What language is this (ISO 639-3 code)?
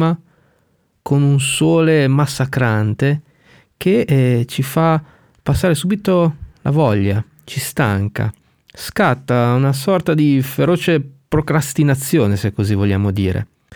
ita